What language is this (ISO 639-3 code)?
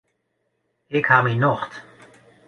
fry